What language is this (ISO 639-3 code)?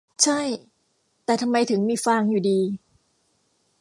tha